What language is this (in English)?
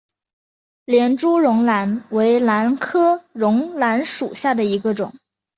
Chinese